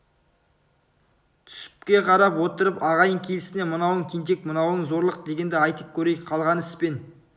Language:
Kazakh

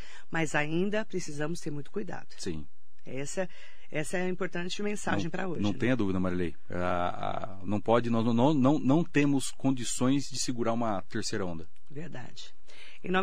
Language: Portuguese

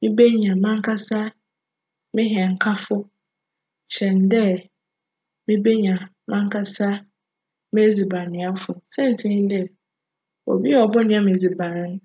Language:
Akan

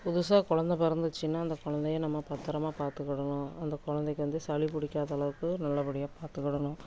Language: Tamil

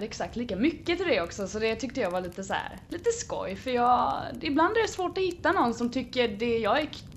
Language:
Swedish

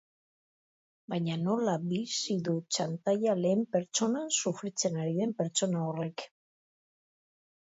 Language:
Basque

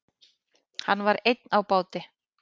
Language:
Icelandic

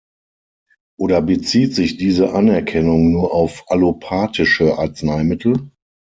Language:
German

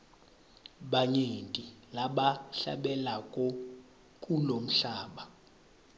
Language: Swati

